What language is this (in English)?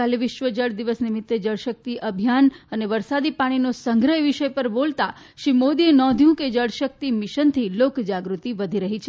Gujarati